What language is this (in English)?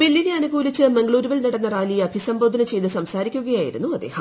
Malayalam